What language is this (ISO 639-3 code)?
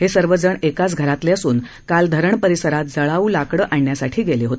mar